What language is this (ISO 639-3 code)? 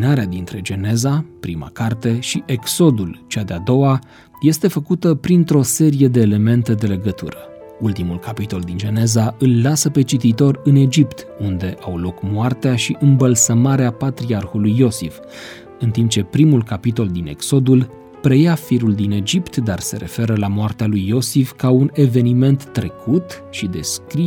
ron